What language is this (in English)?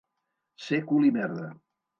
Catalan